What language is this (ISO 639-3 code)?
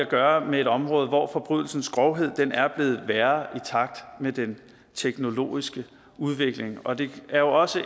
dan